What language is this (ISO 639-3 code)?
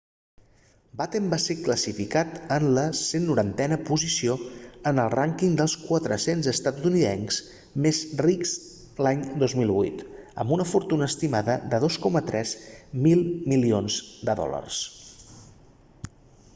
cat